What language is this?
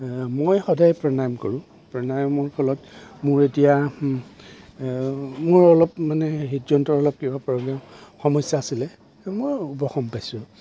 Assamese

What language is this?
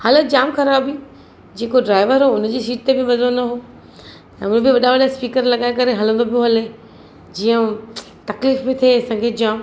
Sindhi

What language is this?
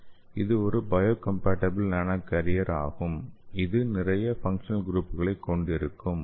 Tamil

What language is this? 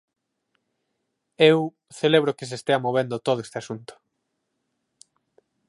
Galician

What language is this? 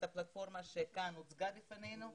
Hebrew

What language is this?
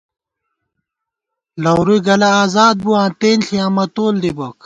Gawar-Bati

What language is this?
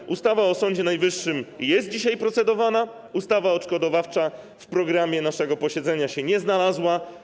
Polish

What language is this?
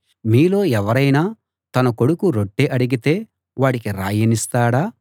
Telugu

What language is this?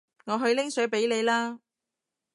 Cantonese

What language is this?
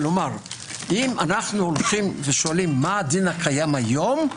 Hebrew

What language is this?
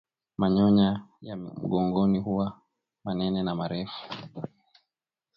Swahili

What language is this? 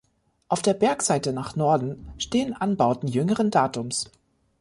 German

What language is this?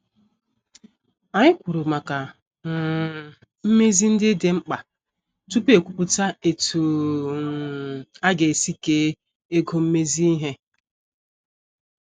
Igbo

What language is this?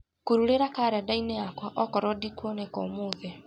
Kikuyu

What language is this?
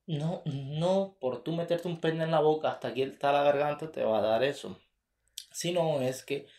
Spanish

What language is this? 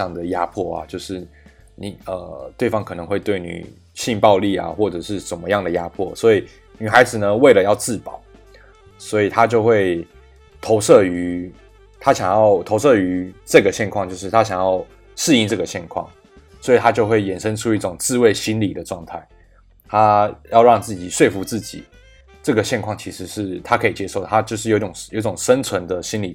Chinese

